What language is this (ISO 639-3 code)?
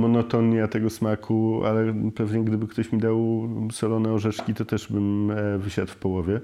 pol